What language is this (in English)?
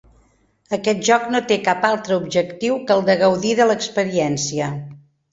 Catalan